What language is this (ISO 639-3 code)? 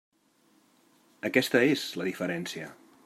cat